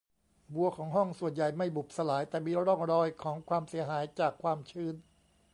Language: Thai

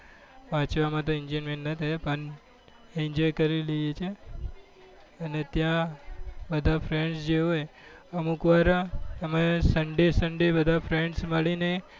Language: Gujarati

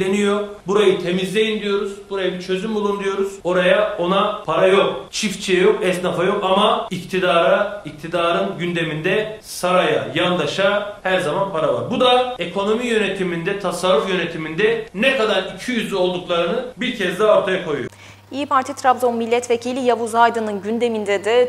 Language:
Turkish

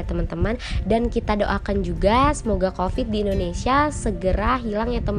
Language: Indonesian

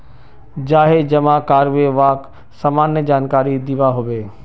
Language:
Magahi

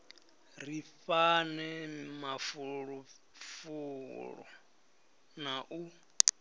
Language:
Venda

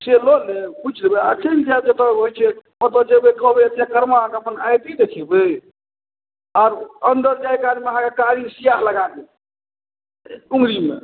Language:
Maithili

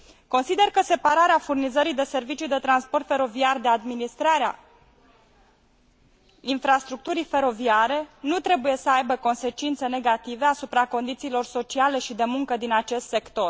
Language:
Romanian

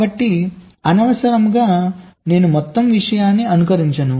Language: Telugu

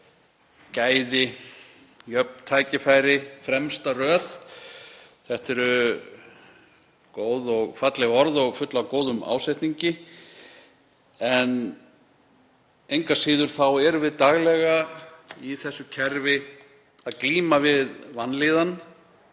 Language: Icelandic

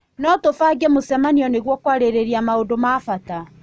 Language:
Kikuyu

